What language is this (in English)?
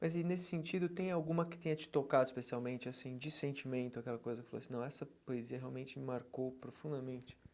Portuguese